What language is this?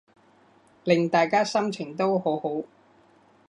Cantonese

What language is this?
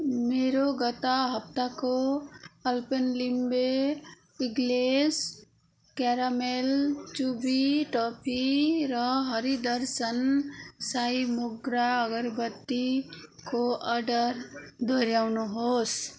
Nepali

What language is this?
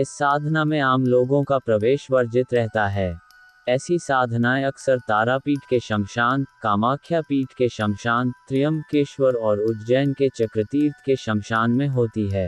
Hindi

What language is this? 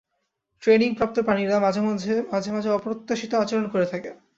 Bangla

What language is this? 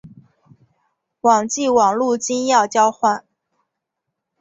Chinese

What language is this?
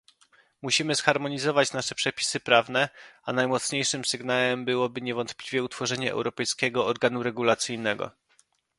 Polish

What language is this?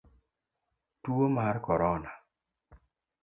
Luo (Kenya and Tanzania)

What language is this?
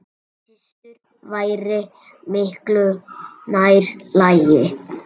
Icelandic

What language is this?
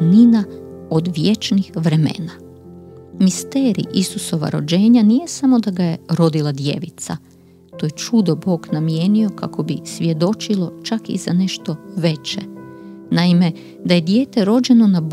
Croatian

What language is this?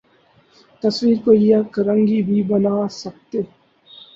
Urdu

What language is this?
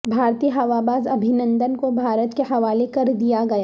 Urdu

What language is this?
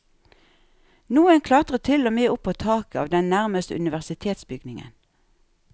Norwegian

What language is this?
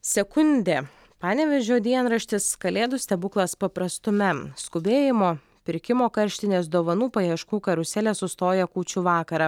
Lithuanian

